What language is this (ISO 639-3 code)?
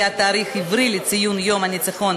heb